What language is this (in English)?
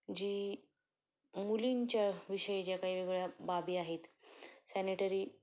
Marathi